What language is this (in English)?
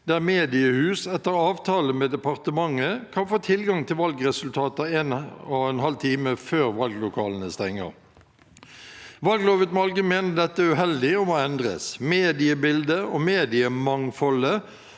Norwegian